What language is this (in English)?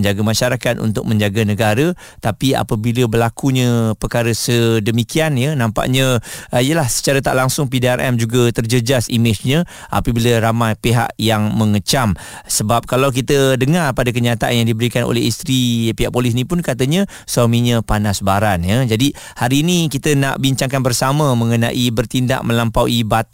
Malay